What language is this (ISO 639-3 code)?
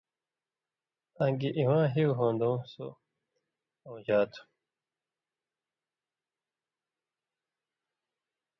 mvy